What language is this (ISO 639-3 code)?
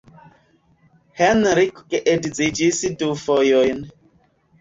epo